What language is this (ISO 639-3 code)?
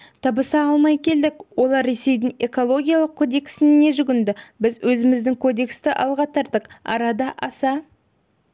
kaz